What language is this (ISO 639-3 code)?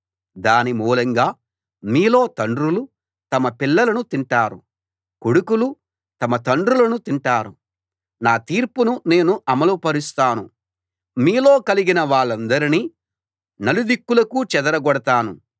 tel